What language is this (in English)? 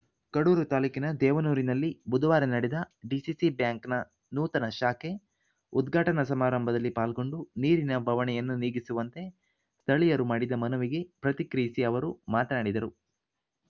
Kannada